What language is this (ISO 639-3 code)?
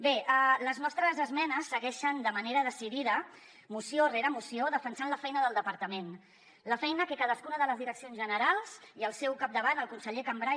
cat